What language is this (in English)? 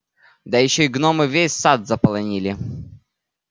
Russian